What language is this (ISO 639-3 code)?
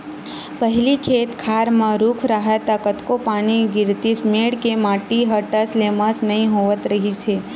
hne